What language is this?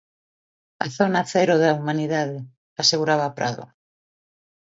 Galician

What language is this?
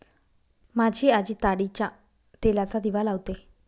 Marathi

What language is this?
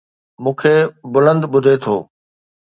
Sindhi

